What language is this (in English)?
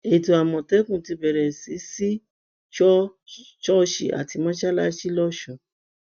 Yoruba